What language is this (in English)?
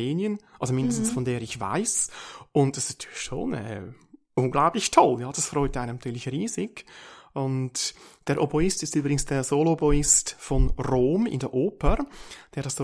German